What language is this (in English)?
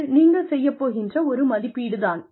Tamil